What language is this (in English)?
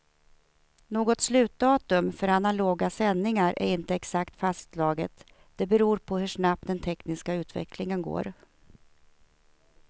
Swedish